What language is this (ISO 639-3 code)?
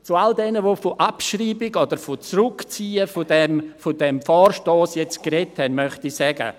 gsw